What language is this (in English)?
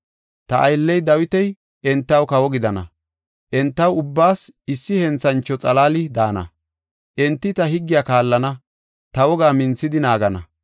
Gofa